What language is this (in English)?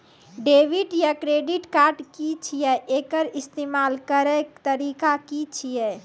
Maithili